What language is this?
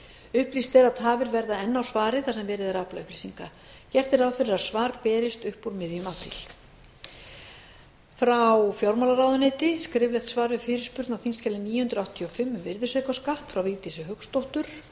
Icelandic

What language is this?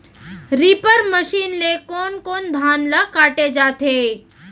Chhattisgarhi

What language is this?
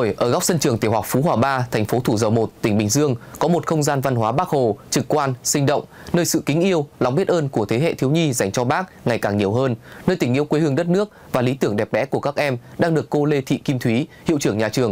Vietnamese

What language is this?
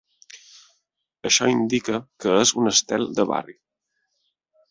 Catalan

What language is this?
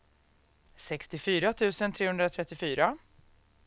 Swedish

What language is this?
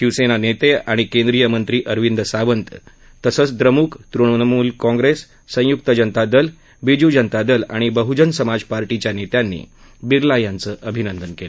Marathi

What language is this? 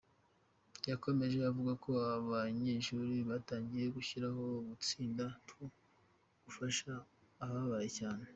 Kinyarwanda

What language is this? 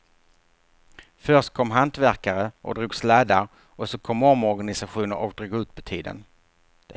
Swedish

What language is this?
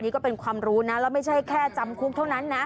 Thai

